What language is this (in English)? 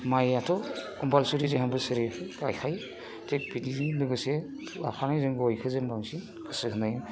Bodo